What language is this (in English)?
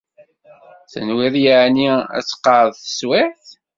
Kabyle